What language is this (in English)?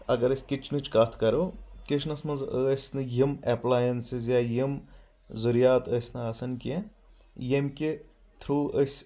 Kashmiri